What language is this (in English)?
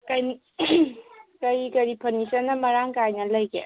Manipuri